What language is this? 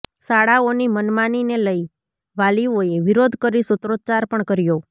Gujarati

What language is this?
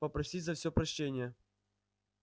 Russian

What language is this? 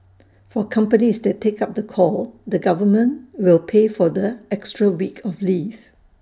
English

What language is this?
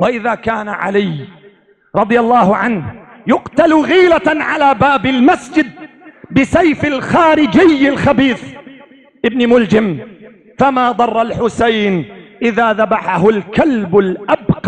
Arabic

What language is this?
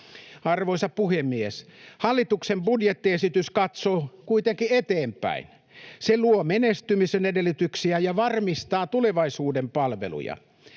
Finnish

